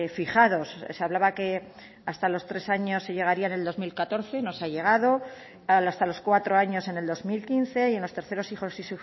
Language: Spanish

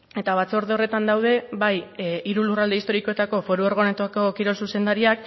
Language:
Basque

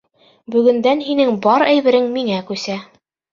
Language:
Bashkir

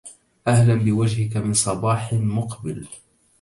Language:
Arabic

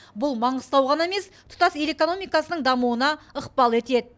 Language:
Kazakh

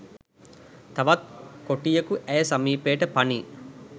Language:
Sinhala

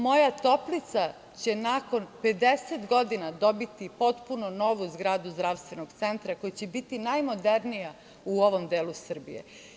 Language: Serbian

